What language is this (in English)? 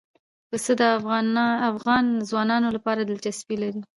Pashto